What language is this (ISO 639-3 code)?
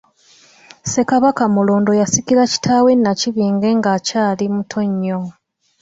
lug